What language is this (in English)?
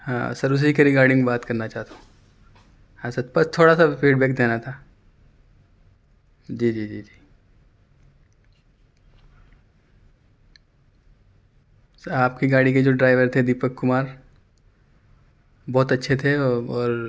Urdu